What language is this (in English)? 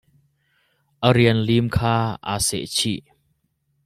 Hakha Chin